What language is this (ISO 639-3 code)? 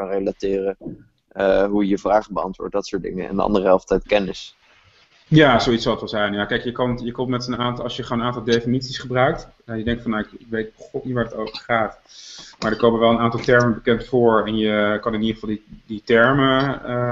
nld